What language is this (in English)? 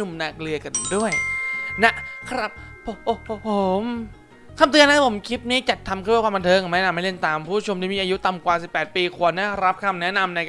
Thai